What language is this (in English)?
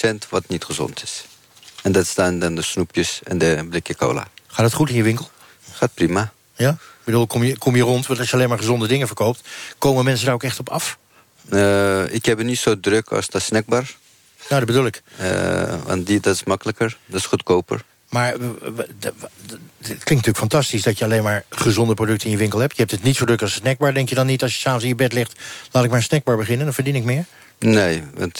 Dutch